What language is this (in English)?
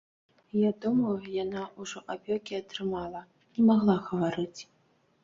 Belarusian